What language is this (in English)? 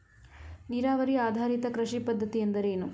Kannada